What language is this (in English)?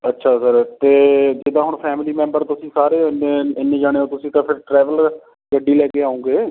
Punjabi